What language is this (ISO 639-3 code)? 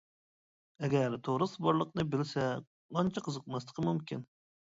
uig